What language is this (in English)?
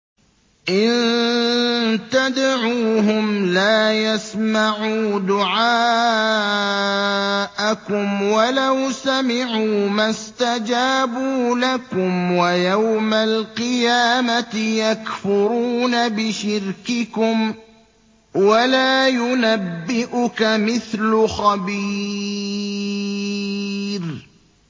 Arabic